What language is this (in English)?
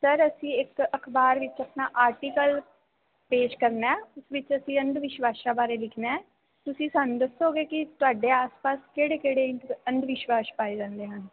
Punjabi